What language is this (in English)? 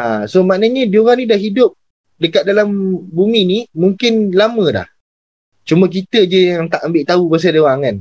Malay